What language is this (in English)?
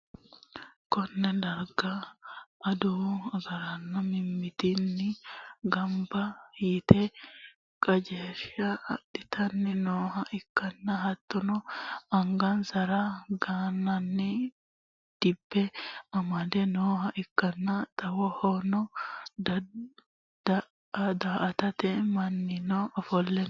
Sidamo